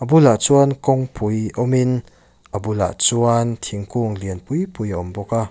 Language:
Mizo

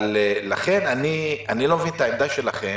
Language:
Hebrew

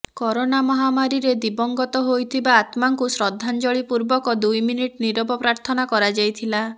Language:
Odia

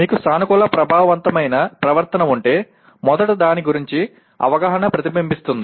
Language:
Telugu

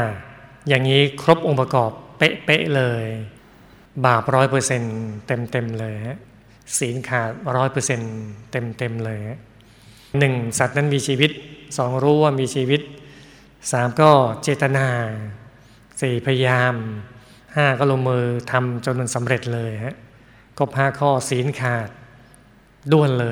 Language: Thai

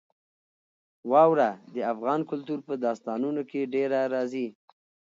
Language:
Pashto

